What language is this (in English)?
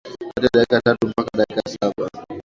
Swahili